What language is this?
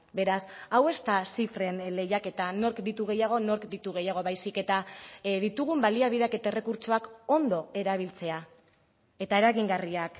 Basque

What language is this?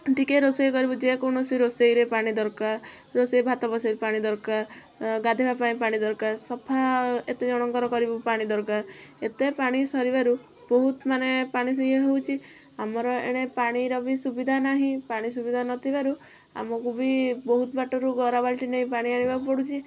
Odia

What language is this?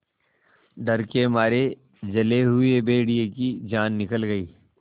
Hindi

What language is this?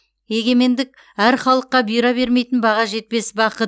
Kazakh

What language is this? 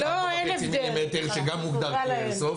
Hebrew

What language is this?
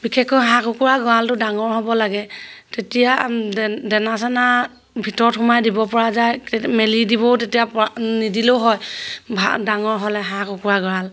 Assamese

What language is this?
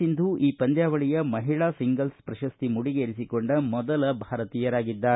Kannada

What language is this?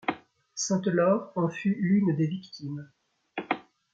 French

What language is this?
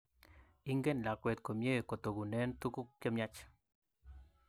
Kalenjin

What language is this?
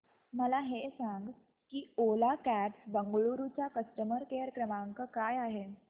Marathi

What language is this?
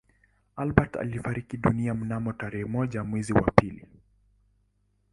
Swahili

